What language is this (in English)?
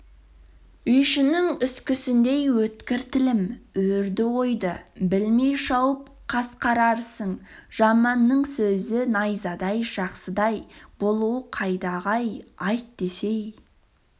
Kazakh